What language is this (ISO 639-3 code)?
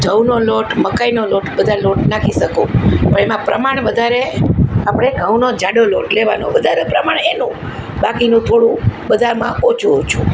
guj